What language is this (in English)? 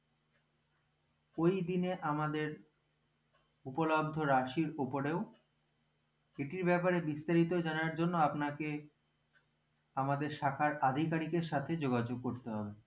Bangla